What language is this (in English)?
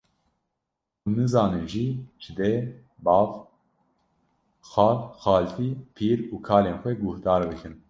Kurdish